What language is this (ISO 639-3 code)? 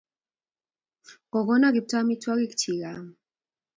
kln